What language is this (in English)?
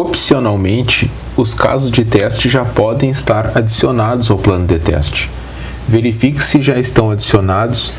Portuguese